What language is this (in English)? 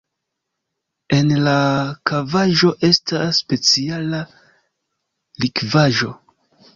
Esperanto